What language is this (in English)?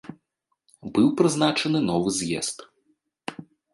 Belarusian